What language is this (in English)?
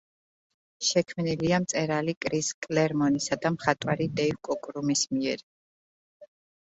Georgian